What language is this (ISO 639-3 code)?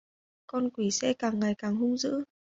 vie